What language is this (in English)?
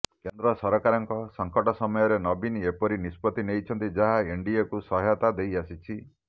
Odia